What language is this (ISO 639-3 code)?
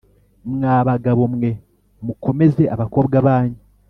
kin